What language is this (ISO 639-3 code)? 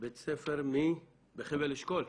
heb